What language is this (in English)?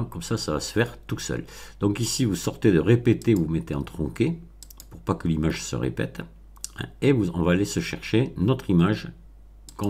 French